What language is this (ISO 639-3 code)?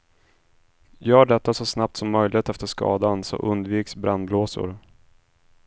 swe